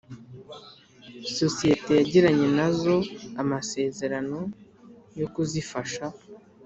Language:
Kinyarwanda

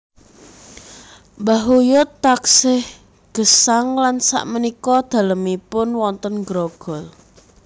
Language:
Javanese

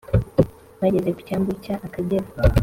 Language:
Kinyarwanda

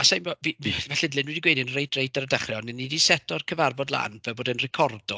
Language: Welsh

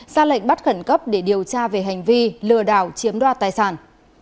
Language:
Vietnamese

